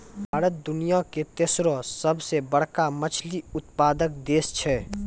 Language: Maithili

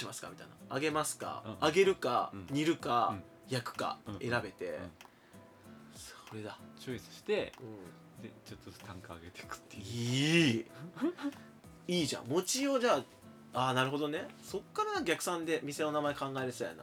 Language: Japanese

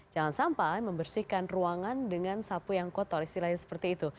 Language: Indonesian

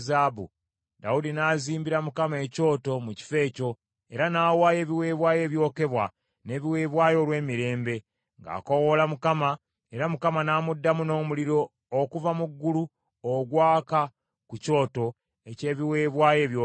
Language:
Ganda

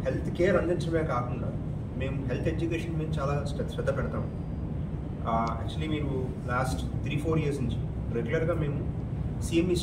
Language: Hindi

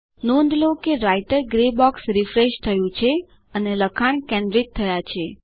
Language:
Gujarati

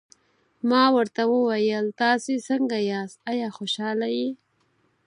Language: Pashto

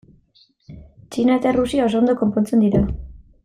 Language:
Basque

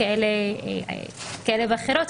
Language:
Hebrew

